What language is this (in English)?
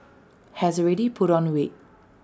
English